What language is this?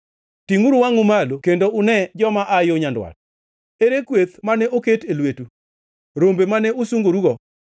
Luo (Kenya and Tanzania)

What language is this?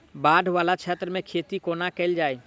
Maithili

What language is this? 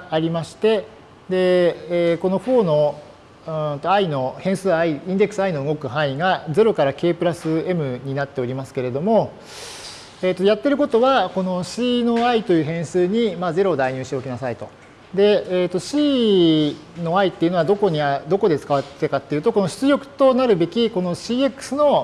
Japanese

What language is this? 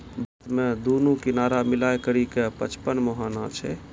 Maithili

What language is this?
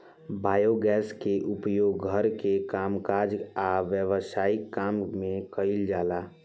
Bhojpuri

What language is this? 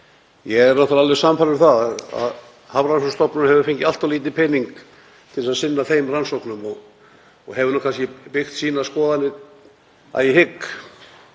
Icelandic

